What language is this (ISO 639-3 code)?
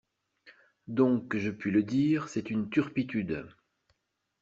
fra